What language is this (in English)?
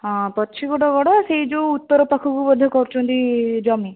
Odia